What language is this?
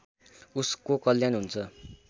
Nepali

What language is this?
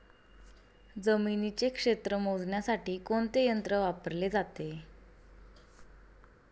Marathi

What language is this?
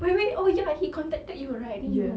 English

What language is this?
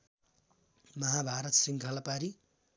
Nepali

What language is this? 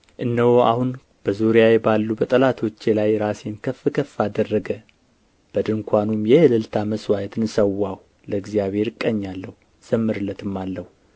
Amharic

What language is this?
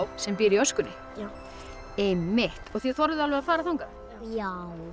Icelandic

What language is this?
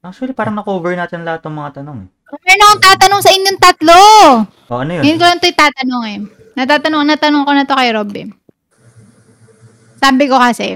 Filipino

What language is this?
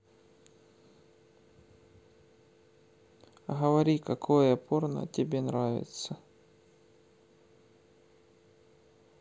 Russian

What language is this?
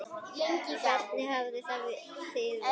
Icelandic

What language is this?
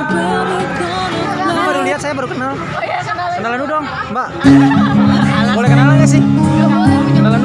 Indonesian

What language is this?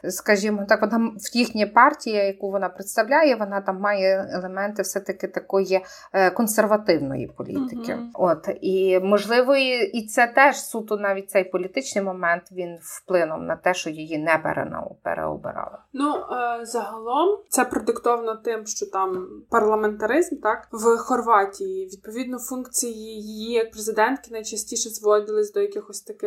Ukrainian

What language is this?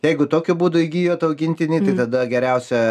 Lithuanian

